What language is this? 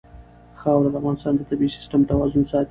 Pashto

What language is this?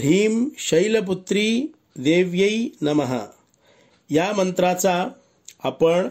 Marathi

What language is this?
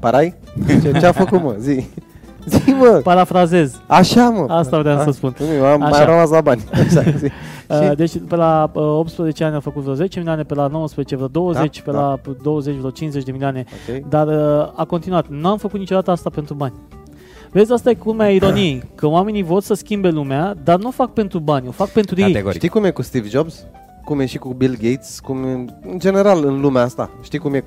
Romanian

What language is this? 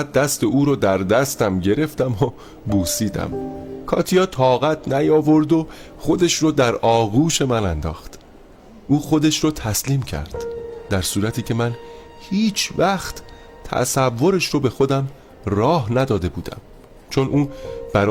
Persian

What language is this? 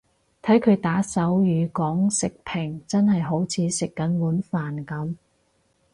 Cantonese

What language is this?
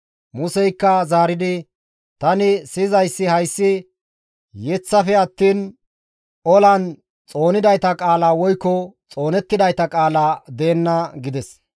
Gamo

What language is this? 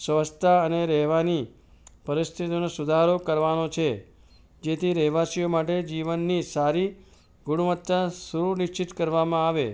Gujarati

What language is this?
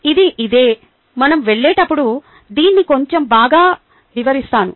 Telugu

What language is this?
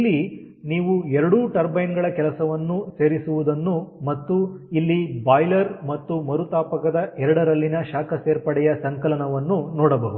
Kannada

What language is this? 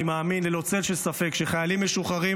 Hebrew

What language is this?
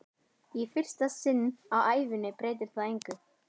Icelandic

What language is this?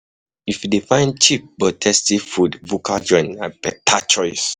Nigerian Pidgin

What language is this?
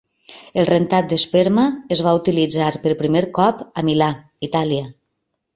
Catalan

